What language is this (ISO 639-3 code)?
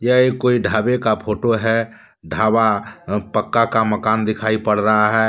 hin